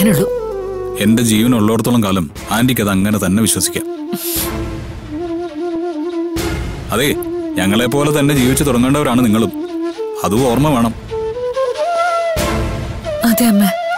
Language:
Malayalam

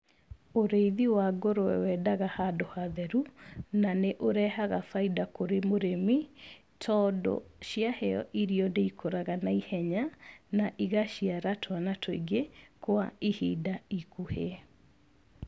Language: Kikuyu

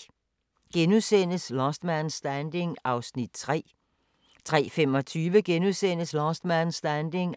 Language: Danish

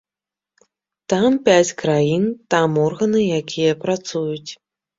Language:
Belarusian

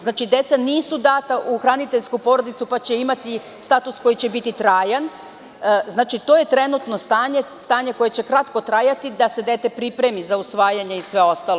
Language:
Serbian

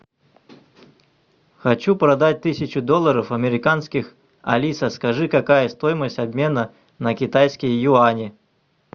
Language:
Russian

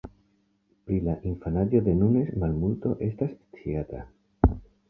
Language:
Esperanto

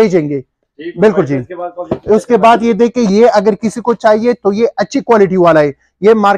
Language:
Hindi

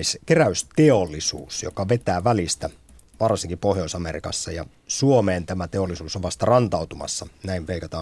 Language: Finnish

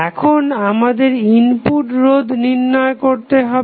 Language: Bangla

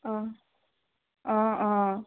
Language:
Assamese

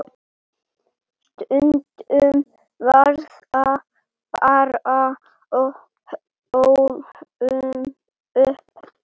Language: Icelandic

